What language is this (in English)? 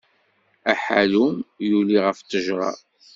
Kabyle